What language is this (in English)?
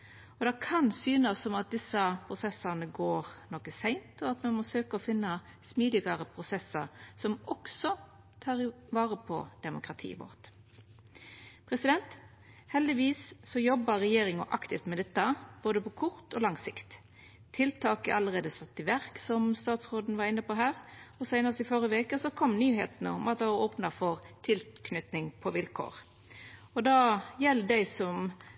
Norwegian Nynorsk